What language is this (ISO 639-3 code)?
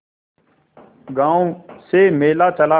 hin